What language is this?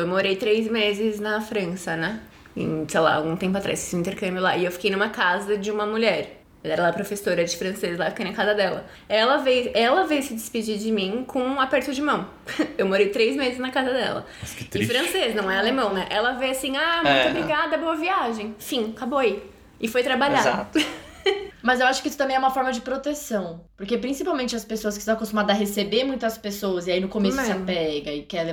Portuguese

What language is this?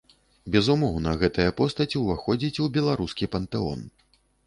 Belarusian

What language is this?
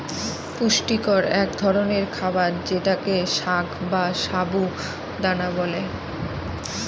Bangla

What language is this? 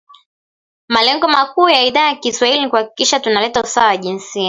Swahili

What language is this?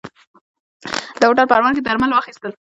Pashto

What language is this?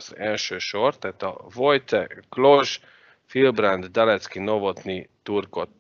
Hungarian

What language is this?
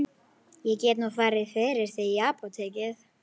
Icelandic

